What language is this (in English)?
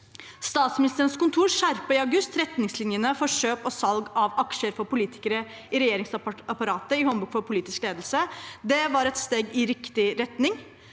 Norwegian